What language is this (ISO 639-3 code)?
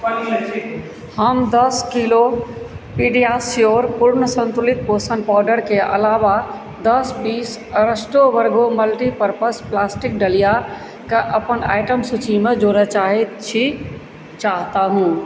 mai